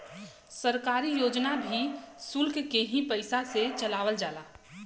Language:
Bhojpuri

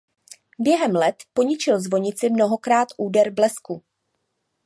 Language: Czech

